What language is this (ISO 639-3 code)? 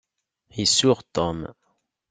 kab